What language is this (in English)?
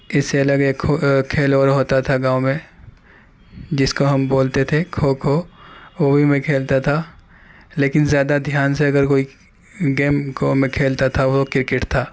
Urdu